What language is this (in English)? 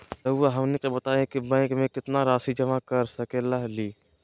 Magahi